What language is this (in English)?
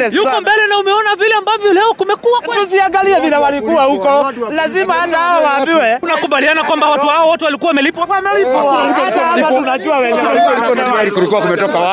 Swahili